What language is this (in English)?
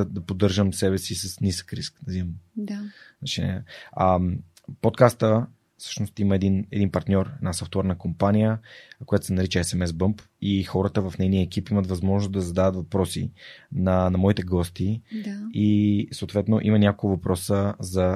Bulgarian